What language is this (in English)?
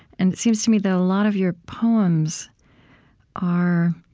English